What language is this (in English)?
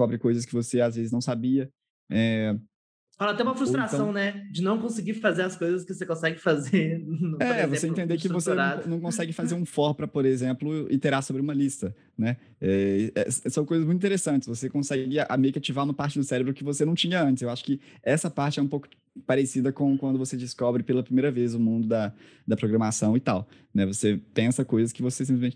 Portuguese